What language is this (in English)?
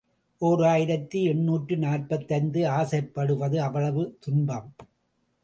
Tamil